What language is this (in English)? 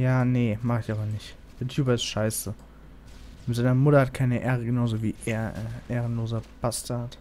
German